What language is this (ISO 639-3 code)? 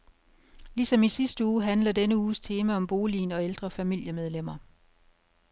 dan